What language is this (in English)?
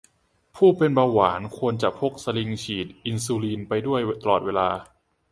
Thai